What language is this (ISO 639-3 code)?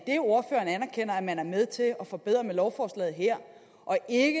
dan